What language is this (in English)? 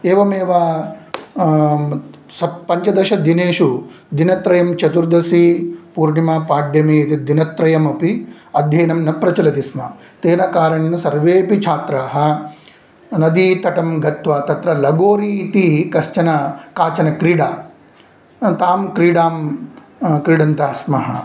Sanskrit